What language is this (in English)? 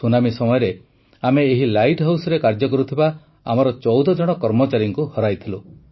Odia